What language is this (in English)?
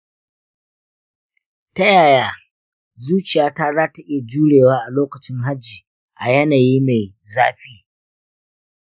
Hausa